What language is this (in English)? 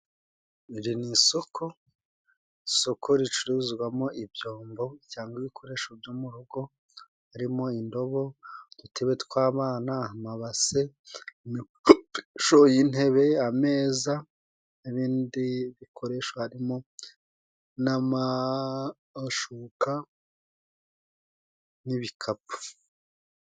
Kinyarwanda